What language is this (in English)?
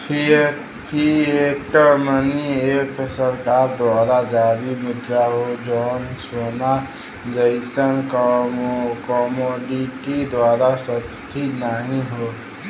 Bhojpuri